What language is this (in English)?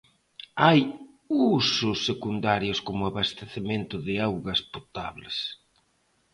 Galician